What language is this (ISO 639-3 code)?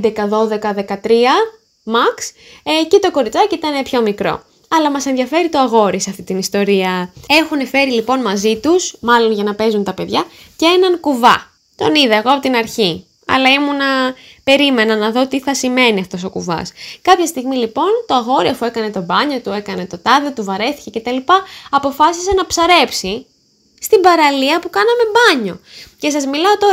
ell